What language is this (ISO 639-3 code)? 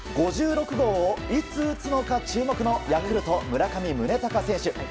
jpn